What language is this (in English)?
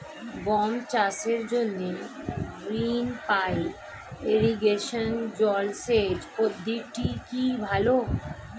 Bangla